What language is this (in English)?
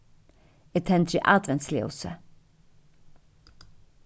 Faroese